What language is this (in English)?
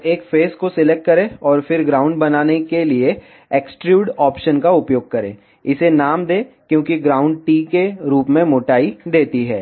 Hindi